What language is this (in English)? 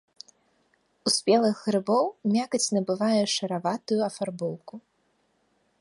Belarusian